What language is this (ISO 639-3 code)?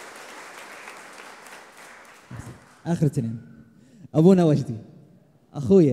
ara